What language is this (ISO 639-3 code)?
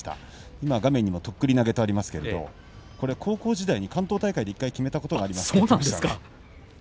jpn